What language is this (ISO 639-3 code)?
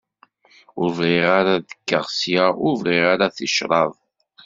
kab